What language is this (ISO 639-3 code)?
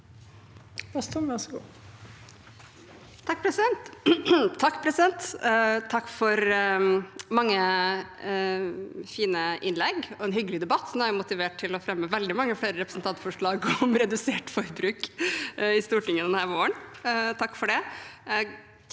nor